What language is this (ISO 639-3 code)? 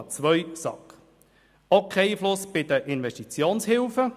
gsw